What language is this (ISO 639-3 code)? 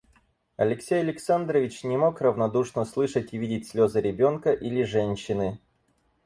rus